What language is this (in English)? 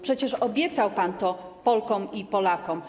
Polish